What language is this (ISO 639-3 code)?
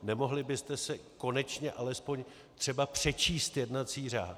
ces